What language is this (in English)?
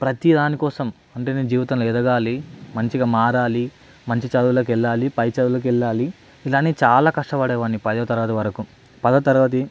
Telugu